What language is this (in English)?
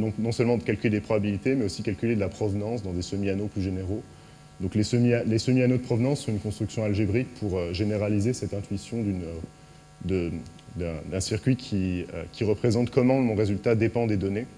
French